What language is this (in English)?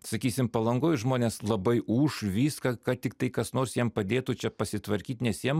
Lithuanian